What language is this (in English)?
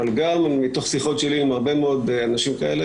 Hebrew